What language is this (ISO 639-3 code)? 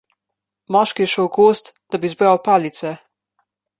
slv